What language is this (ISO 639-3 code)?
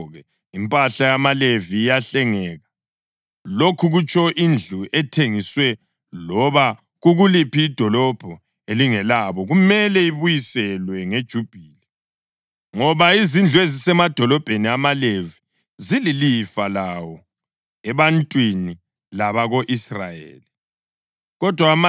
nde